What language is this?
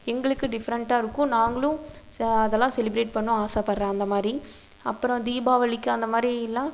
Tamil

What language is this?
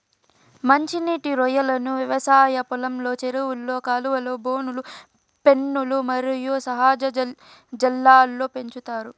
Telugu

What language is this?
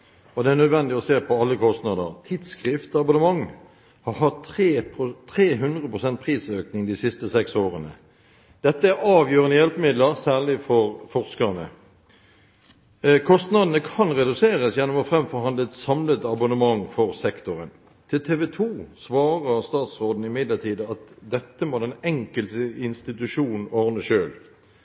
Norwegian Bokmål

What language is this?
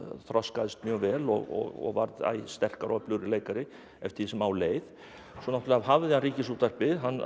Icelandic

